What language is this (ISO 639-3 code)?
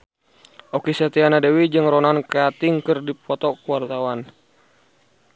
sun